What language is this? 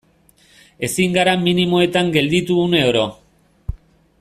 Basque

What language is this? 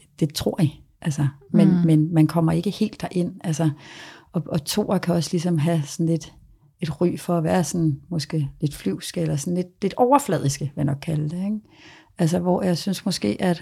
Danish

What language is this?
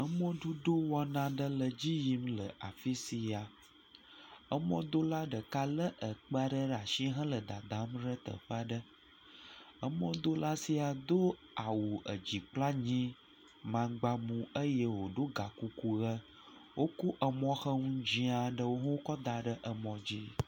Ewe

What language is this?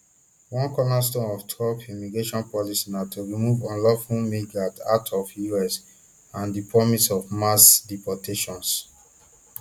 Nigerian Pidgin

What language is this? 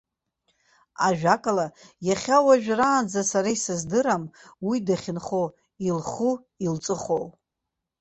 Abkhazian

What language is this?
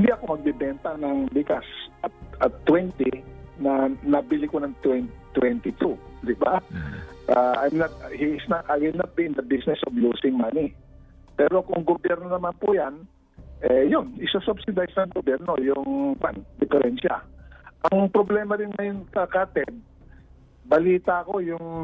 Filipino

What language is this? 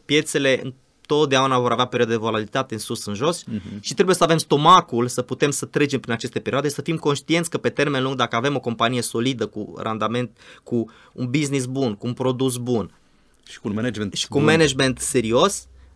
Romanian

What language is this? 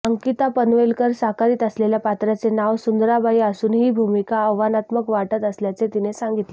Marathi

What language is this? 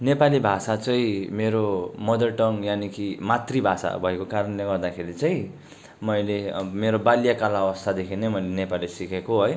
Nepali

